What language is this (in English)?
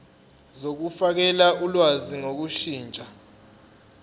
Zulu